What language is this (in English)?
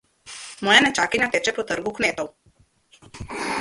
Slovenian